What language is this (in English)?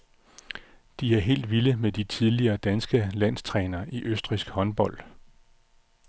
Danish